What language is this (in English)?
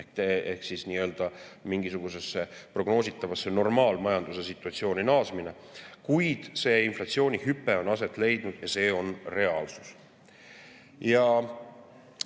Estonian